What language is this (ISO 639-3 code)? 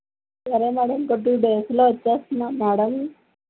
tel